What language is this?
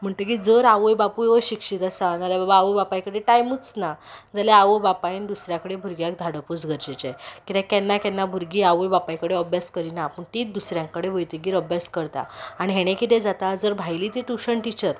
Konkani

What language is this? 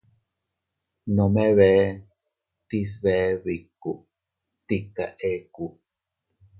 Teutila Cuicatec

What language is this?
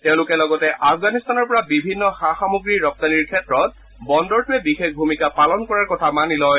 Assamese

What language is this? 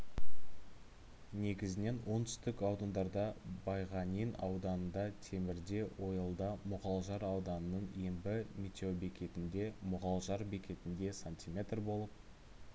Kazakh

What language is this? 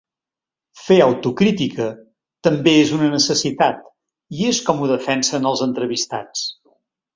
Catalan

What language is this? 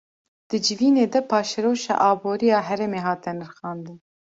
Kurdish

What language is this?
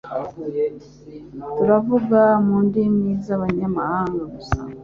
Kinyarwanda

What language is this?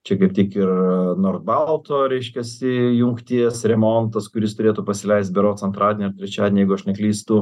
Lithuanian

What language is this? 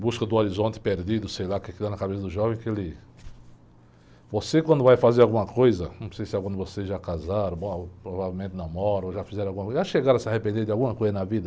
Portuguese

